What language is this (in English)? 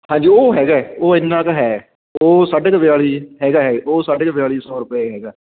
Punjabi